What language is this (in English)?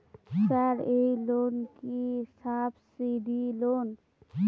Bangla